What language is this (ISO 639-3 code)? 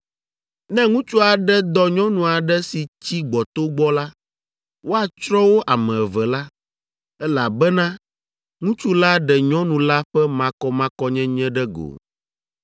ewe